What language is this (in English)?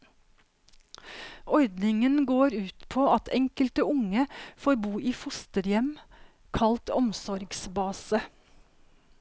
Norwegian